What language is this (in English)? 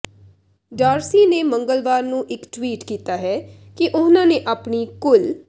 Punjabi